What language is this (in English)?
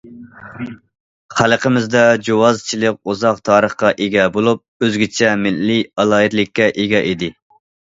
Uyghur